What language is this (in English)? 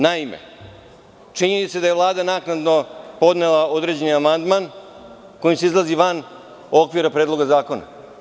Serbian